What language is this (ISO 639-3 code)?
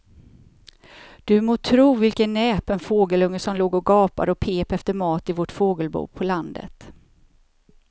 swe